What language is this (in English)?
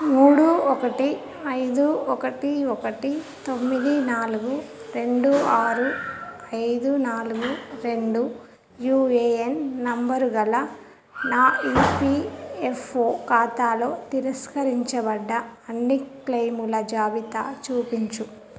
Telugu